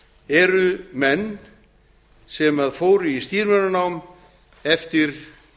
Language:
Icelandic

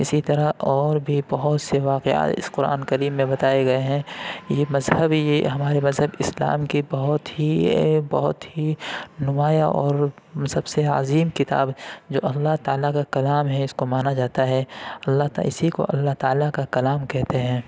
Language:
Urdu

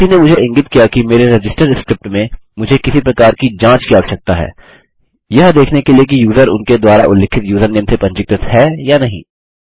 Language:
Hindi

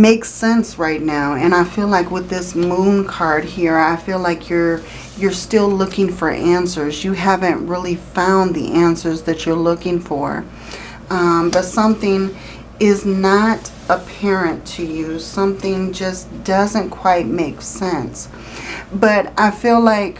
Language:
English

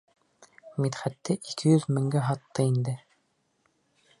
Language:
Bashkir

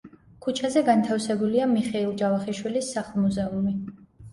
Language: Georgian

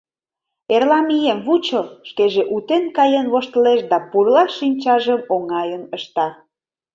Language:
Mari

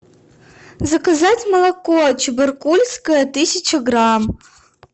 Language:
Russian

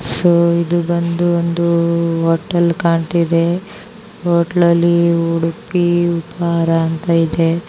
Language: Kannada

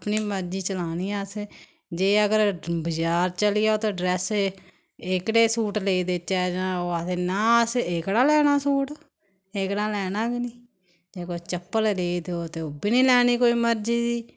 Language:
Dogri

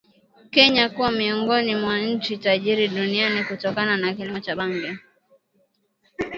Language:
Swahili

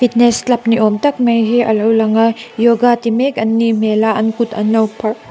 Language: Mizo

